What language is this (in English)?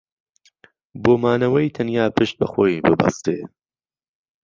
Central Kurdish